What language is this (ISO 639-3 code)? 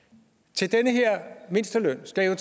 dan